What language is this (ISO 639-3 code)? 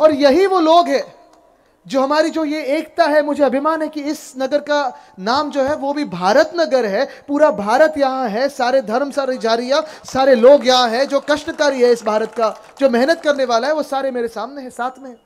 hin